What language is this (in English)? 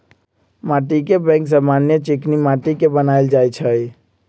Magahi